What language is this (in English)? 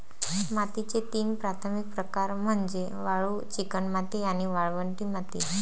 Marathi